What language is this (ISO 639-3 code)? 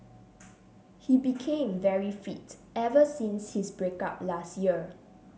eng